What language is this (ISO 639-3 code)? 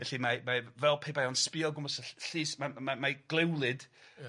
cym